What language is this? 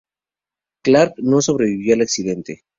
Spanish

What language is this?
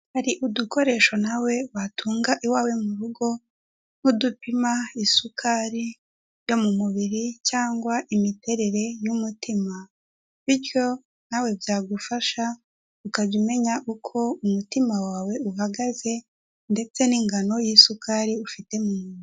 Kinyarwanda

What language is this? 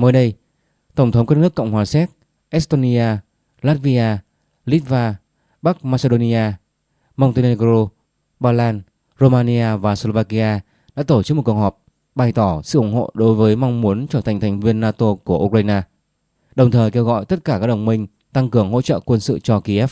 Vietnamese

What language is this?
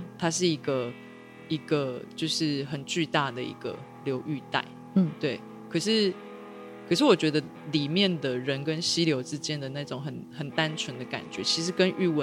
Chinese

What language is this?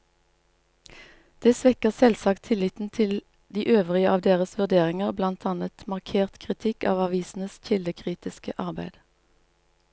Norwegian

